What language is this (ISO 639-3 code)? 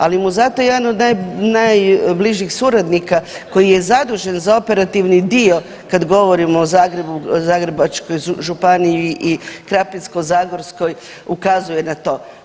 hrv